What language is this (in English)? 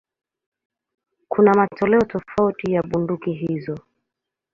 Swahili